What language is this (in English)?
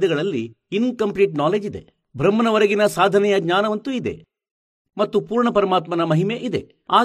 Kannada